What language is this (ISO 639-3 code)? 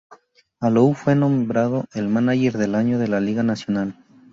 spa